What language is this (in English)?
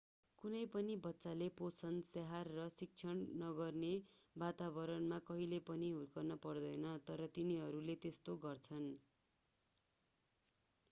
Nepali